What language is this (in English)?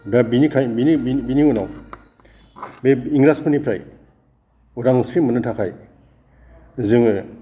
Bodo